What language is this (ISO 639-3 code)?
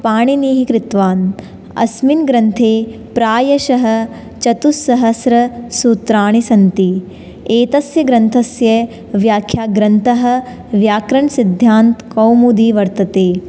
san